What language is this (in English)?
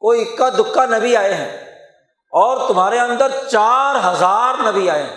Urdu